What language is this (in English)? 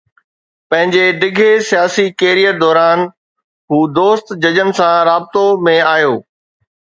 Sindhi